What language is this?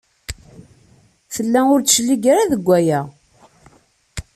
Kabyle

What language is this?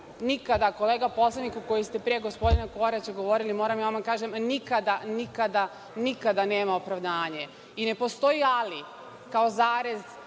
Serbian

